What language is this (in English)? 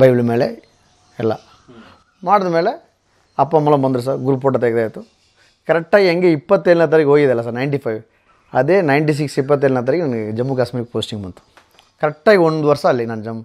Kannada